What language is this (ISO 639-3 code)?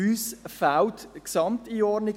gsw